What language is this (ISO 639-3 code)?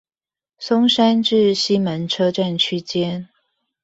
zho